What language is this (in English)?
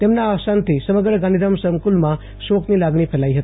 Gujarati